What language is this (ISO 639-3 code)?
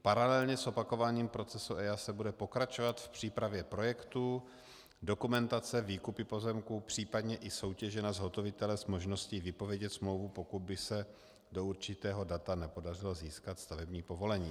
ces